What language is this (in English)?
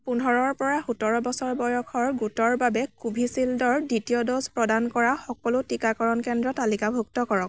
Assamese